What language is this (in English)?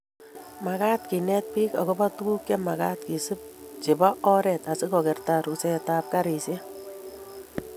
Kalenjin